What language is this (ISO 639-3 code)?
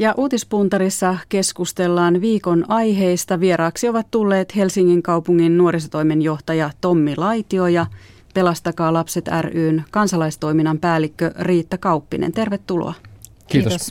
fin